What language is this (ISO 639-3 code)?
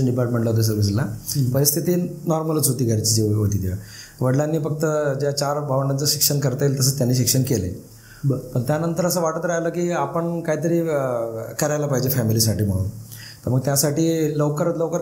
mar